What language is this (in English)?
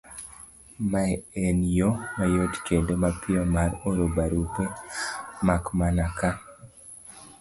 Luo (Kenya and Tanzania)